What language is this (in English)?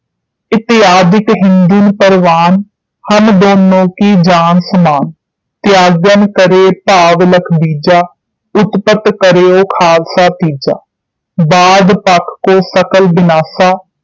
Punjabi